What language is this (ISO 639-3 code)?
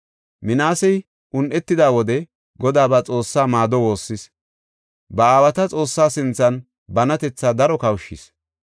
gof